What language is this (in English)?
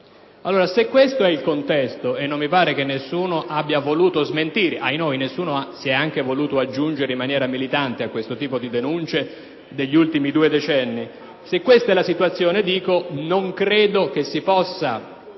Italian